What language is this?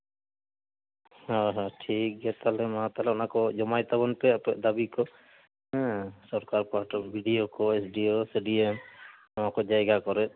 Santali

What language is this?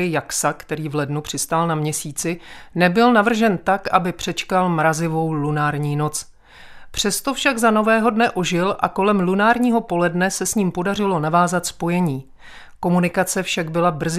Czech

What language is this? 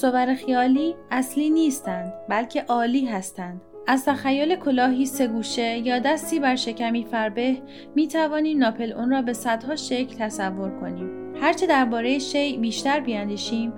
Persian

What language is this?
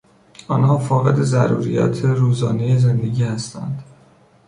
Persian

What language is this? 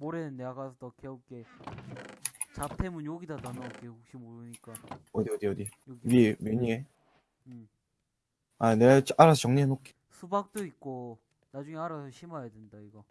Korean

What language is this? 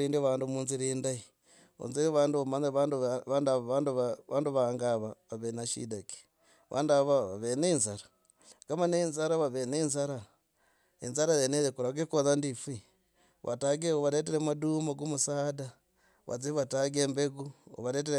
Logooli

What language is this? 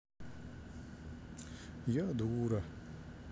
Russian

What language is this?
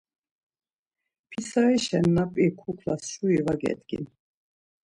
Laz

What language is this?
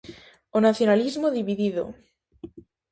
Galician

